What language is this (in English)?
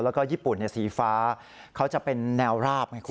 Thai